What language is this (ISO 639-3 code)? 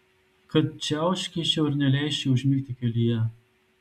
lit